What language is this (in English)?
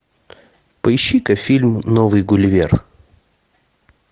Russian